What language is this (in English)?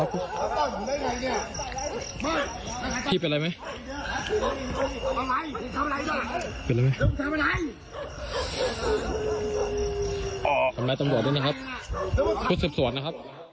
Thai